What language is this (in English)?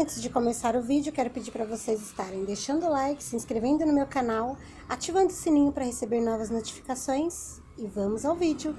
Portuguese